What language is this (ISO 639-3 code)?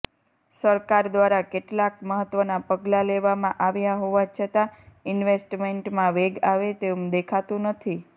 guj